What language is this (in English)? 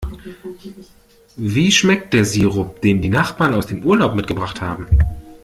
German